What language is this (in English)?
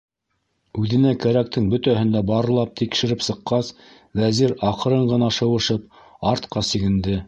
Bashkir